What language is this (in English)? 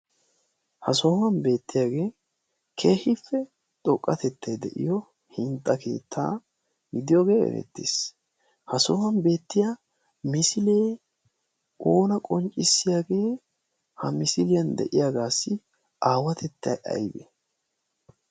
Wolaytta